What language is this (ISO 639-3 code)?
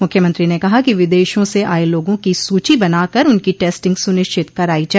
hin